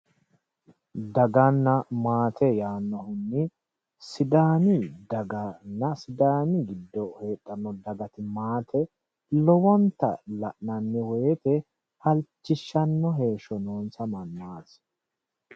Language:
Sidamo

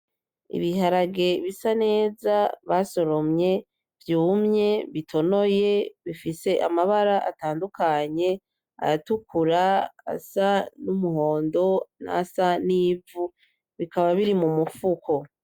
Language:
Rundi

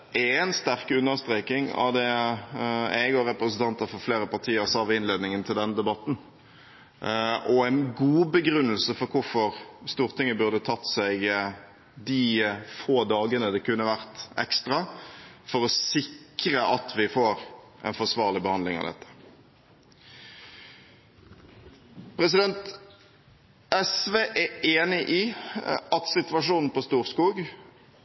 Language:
Norwegian Bokmål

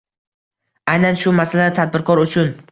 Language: Uzbek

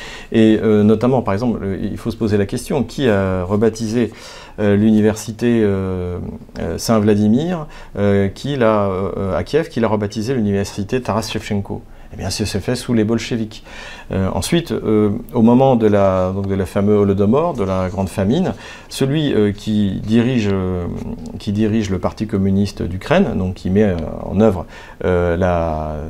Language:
French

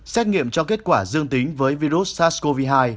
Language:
Vietnamese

